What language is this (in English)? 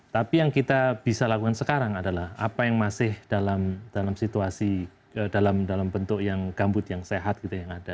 Indonesian